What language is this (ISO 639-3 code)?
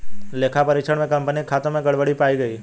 hin